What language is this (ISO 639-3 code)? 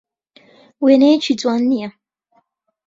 ckb